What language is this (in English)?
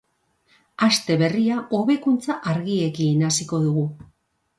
Basque